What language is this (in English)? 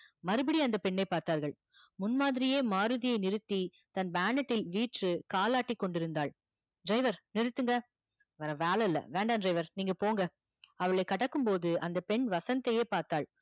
Tamil